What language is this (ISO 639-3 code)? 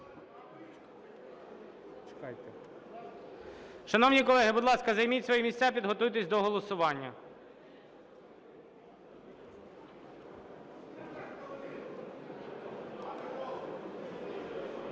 ukr